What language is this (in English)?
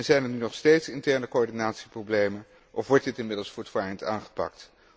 Dutch